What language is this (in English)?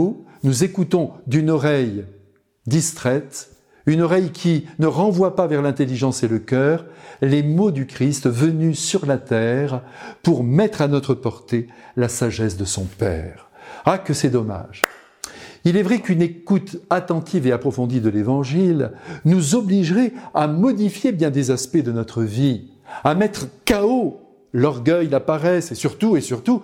French